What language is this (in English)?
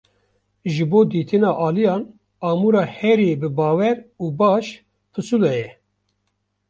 Kurdish